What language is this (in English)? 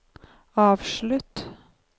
Norwegian